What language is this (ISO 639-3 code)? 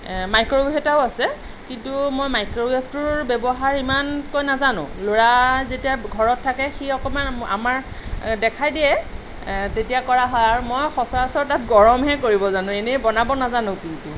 asm